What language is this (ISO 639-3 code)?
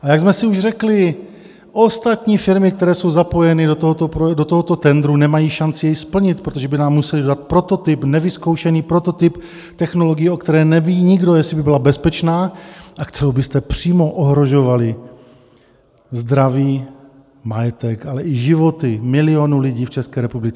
ces